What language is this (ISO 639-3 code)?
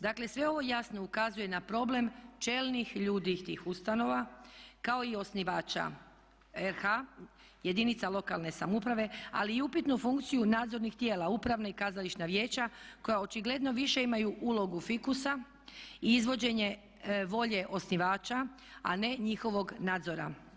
hrv